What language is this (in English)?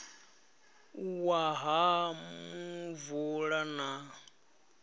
Venda